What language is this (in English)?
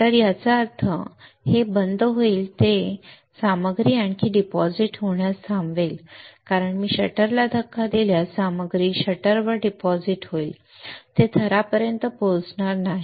Marathi